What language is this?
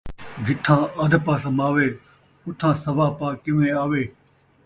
Saraiki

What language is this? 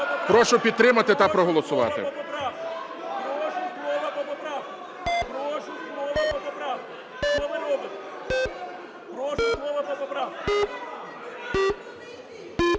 Ukrainian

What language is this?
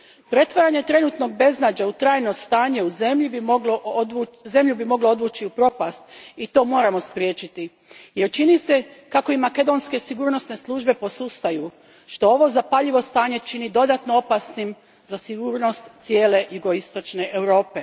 Croatian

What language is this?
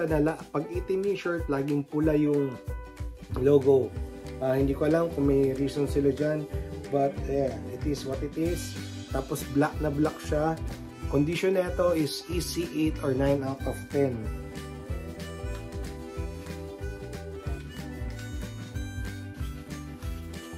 Filipino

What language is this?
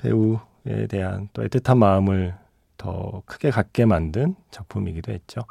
Korean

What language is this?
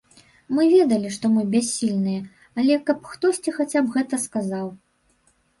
Belarusian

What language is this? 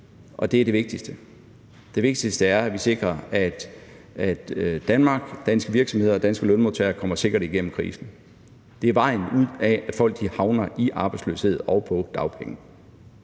Danish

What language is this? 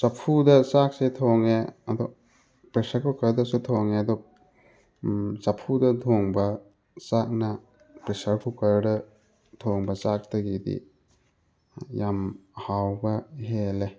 Manipuri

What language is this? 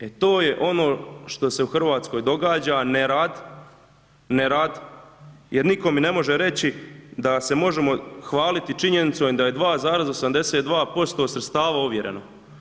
Croatian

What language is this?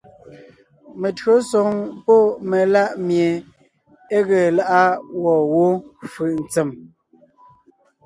Ngiemboon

